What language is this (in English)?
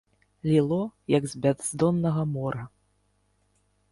Belarusian